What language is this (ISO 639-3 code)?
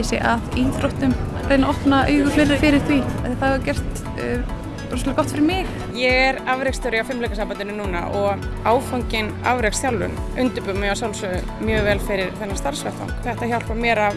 isl